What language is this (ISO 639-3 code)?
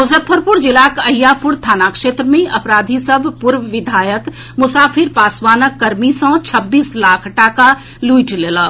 mai